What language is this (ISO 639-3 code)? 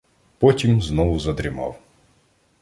ukr